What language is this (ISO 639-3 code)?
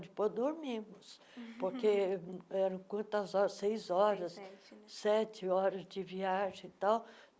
por